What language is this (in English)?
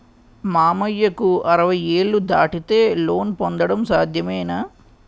Telugu